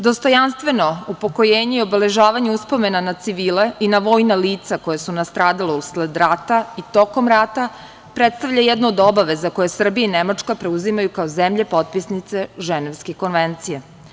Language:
Serbian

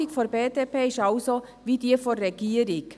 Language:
Swiss German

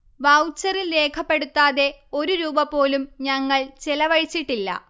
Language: Malayalam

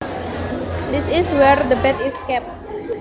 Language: Javanese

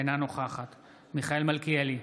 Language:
Hebrew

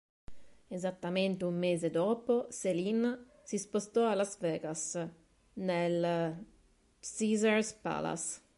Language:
Italian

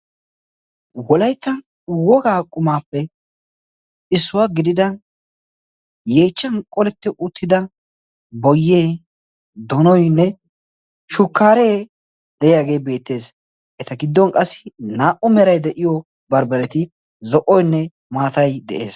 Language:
Wolaytta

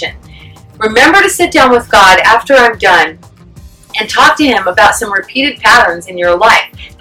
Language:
English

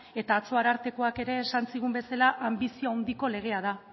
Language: Basque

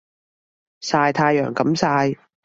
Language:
Cantonese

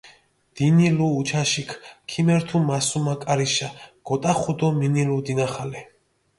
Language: Mingrelian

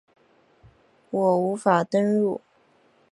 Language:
Chinese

